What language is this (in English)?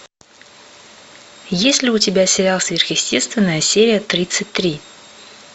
Russian